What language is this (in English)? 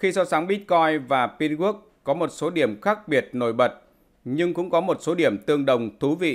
Vietnamese